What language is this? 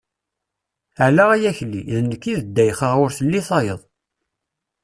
Kabyle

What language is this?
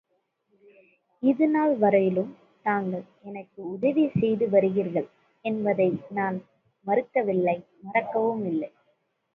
Tamil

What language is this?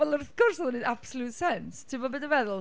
Welsh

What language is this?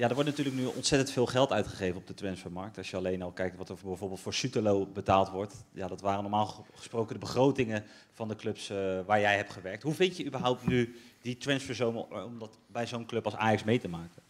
Dutch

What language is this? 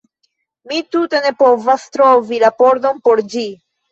Esperanto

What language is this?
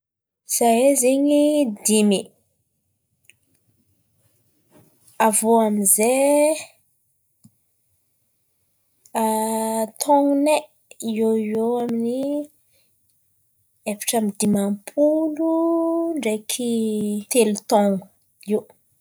Antankarana Malagasy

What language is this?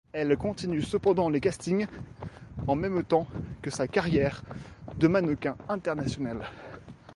French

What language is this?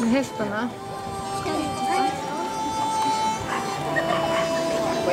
Swedish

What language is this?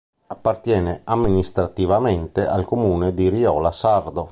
Italian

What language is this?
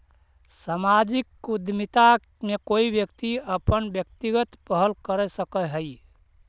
Magahi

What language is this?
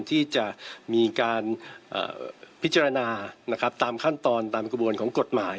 Thai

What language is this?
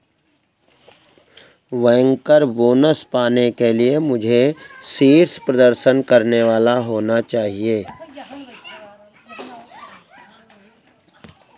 Hindi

